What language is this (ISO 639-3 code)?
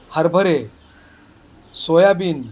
mar